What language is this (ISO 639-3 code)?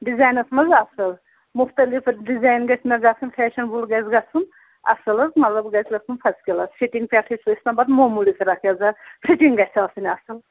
kas